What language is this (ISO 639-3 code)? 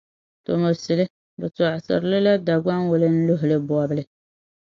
dag